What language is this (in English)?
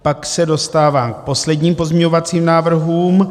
Czech